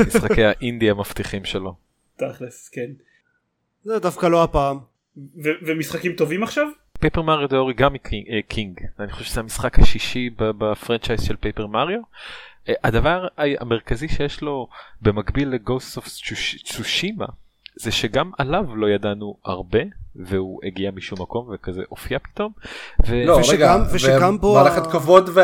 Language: Hebrew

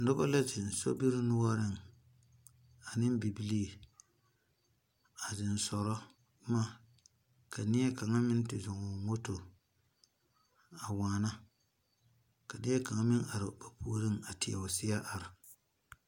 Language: Southern Dagaare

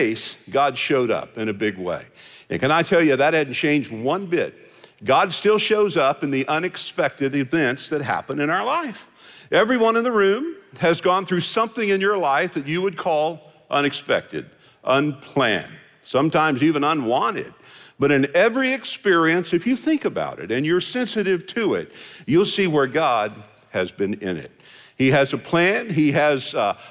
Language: English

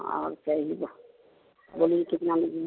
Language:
Hindi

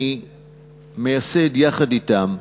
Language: Hebrew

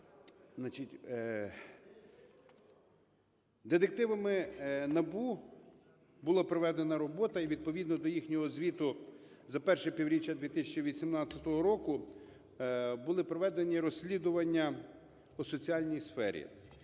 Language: Ukrainian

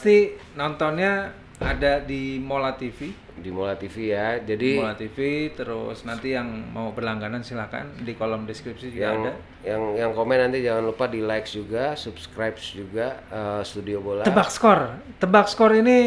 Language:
Indonesian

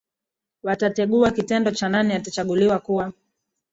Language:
Swahili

